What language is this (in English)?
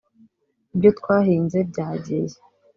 Kinyarwanda